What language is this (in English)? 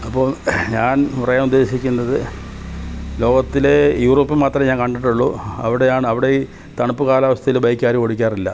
Malayalam